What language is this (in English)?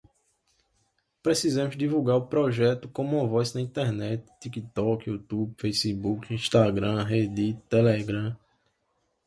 Portuguese